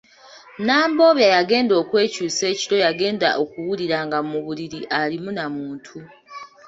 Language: Ganda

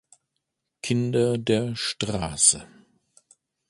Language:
German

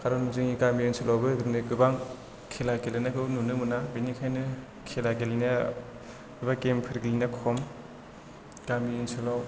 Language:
Bodo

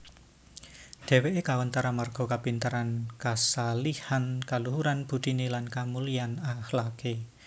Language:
Javanese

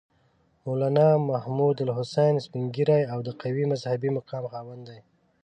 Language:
Pashto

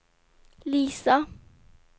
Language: Swedish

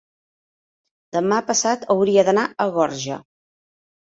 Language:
Catalan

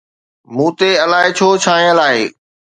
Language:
Sindhi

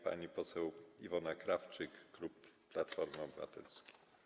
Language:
Polish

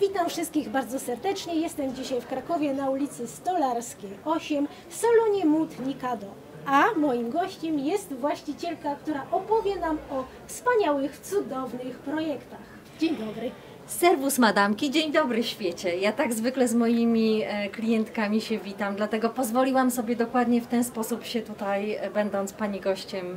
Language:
Polish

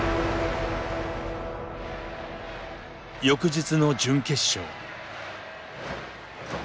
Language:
Japanese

